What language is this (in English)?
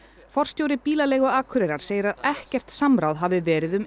Icelandic